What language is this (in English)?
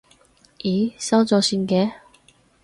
Cantonese